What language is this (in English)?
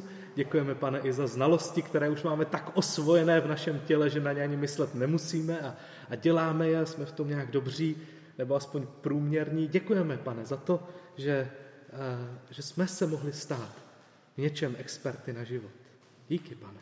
Czech